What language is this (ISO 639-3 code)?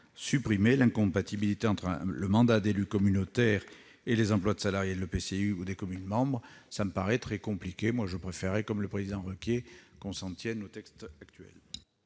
fra